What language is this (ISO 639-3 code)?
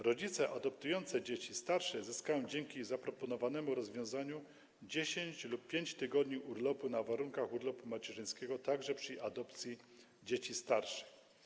pol